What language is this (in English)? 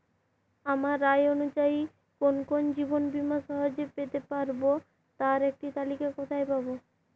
Bangla